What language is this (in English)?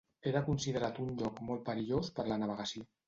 Catalan